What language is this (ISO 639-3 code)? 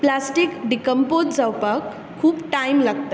kok